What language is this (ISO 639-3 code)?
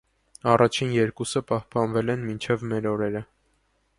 hye